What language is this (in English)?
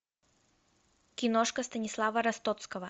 Russian